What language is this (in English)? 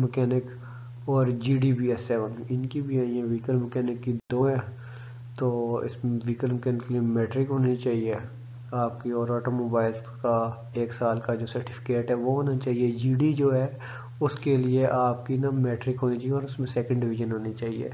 Hindi